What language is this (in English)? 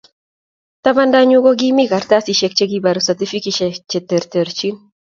Kalenjin